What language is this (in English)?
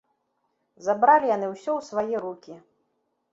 Belarusian